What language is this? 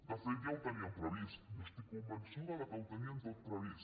Catalan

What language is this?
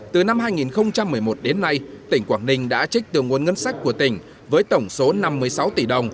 Vietnamese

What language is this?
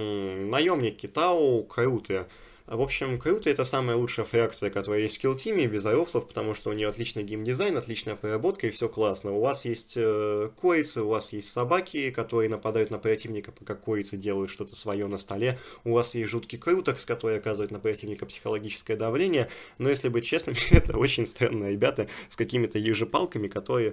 Russian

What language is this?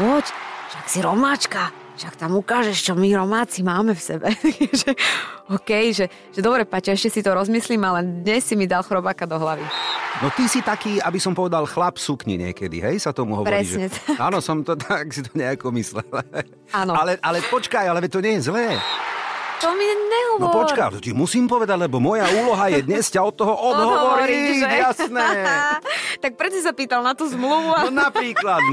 Slovak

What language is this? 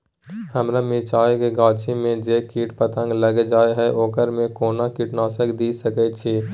Maithili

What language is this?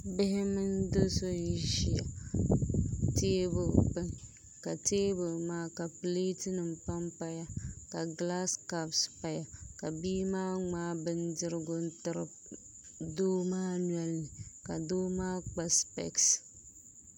Dagbani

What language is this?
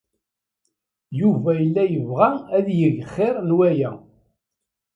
Kabyle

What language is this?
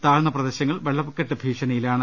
Malayalam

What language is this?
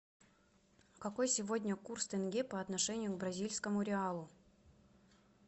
Russian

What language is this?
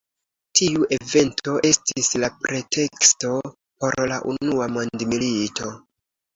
Esperanto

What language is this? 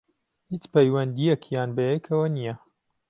Central Kurdish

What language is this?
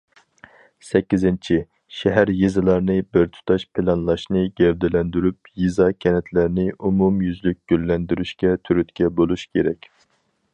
Uyghur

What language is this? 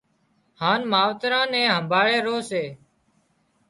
Wadiyara Koli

